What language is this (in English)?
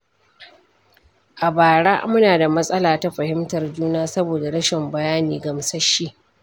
Hausa